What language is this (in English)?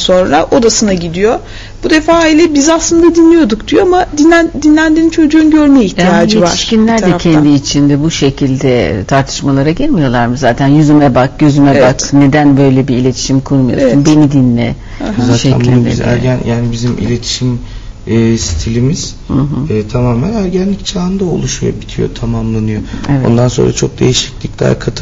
Turkish